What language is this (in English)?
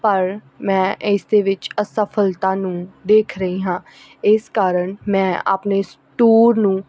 Punjabi